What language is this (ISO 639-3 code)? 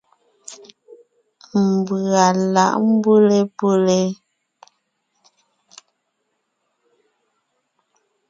nnh